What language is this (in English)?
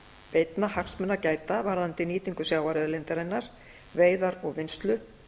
Icelandic